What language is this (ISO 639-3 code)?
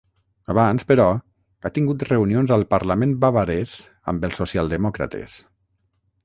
cat